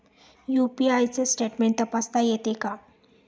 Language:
Marathi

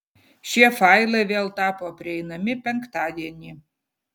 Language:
Lithuanian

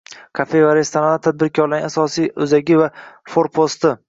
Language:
Uzbek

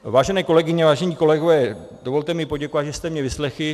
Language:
Czech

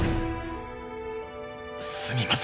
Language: Japanese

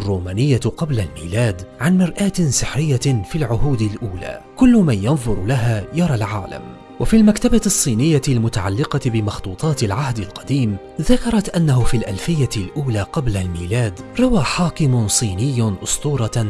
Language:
Arabic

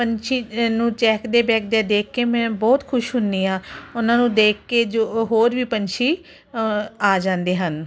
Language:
Punjabi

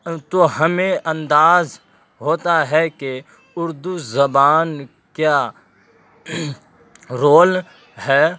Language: Urdu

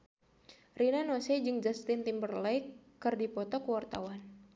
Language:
Sundanese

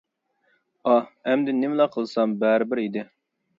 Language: Uyghur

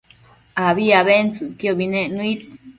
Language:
Matsés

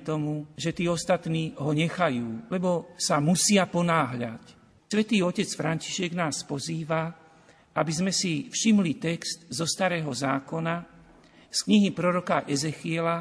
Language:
Slovak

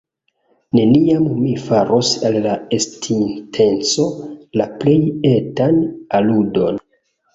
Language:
Esperanto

